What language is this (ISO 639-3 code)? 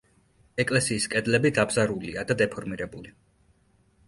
kat